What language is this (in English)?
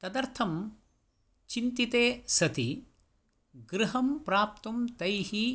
Sanskrit